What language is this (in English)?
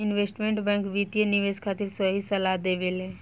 Bhojpuri